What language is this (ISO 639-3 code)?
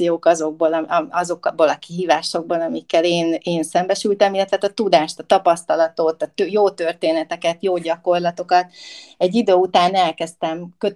hun